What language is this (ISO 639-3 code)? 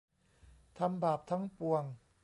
tha